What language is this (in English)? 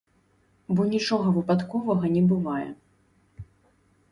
Belarusian